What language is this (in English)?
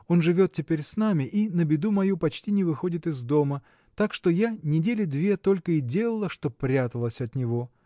Russian